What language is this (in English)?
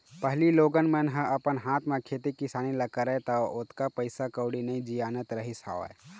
Chhattisgarhi